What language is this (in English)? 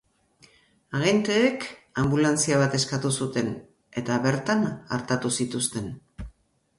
Basque